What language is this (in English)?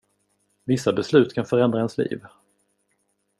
Swedish